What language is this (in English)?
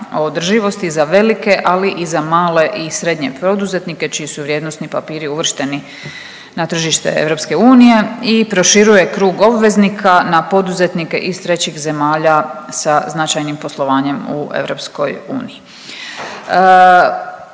Croatian